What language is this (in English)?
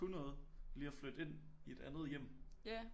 Danish